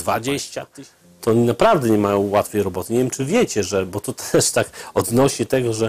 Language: Polish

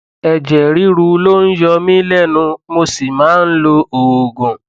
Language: Yoruba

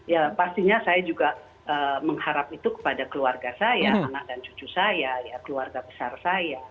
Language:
Indonesian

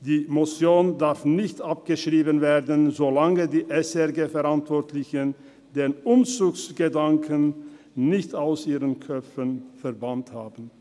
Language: Swiss German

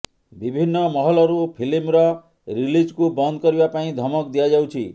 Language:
Odia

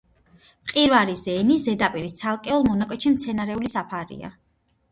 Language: Georgian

